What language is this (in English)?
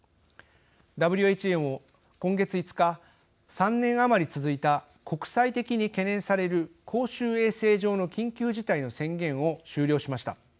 Japanese